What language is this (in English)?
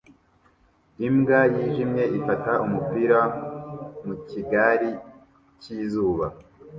Kinyarwanda